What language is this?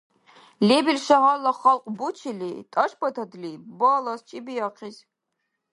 Dargwa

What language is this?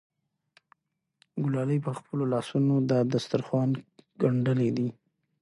Pashto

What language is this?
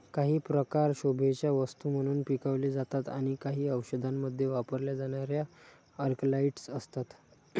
Marathi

